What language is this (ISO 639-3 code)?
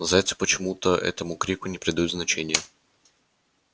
rus